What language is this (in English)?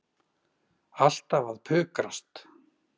Icelandic